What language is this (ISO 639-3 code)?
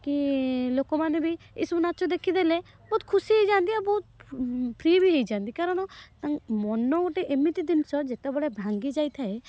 ori